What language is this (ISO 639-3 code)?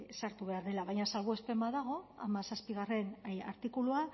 eus